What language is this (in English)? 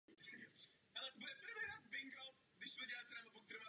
Czech